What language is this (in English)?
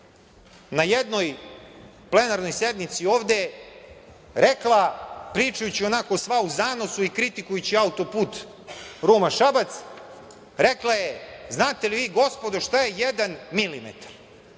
Serbian